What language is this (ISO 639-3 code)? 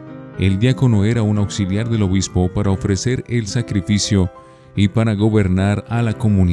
spa